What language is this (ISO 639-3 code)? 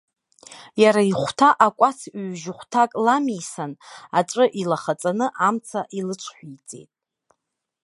abk